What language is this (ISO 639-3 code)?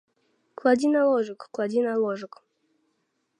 bel